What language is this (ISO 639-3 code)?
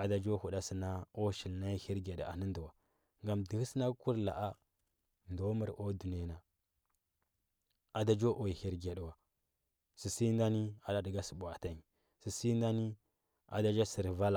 hbb